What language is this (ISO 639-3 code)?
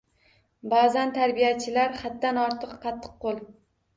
uzb